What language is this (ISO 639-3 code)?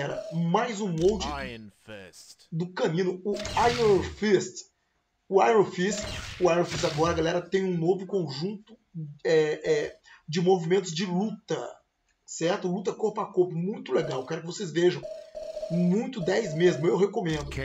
por